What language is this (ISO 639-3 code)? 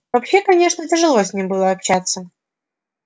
rus